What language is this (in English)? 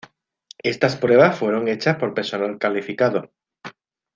Spanish